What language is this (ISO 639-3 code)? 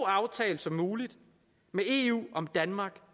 dan